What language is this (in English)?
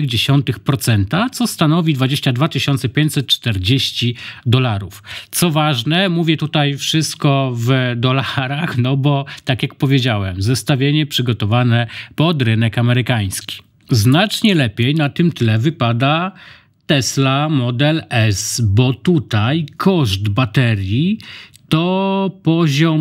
Polish